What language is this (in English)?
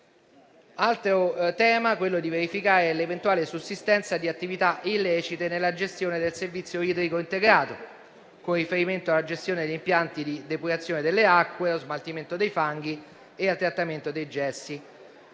Italian